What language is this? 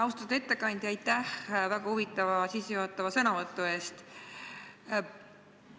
Estonian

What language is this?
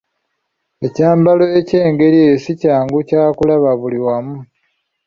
Ganda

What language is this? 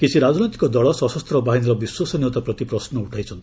Odia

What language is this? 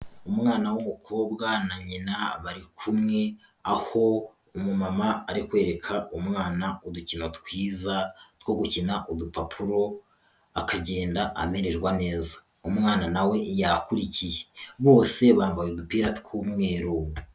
Kinyarwanda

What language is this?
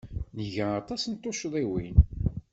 Kabyle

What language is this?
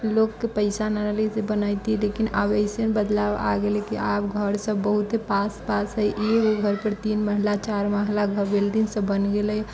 Maithili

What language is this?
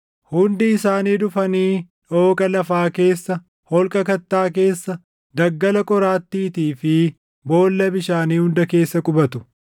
Oromo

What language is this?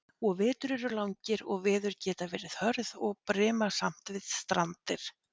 Icelandic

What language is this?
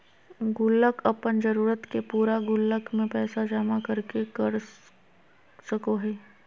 Magahi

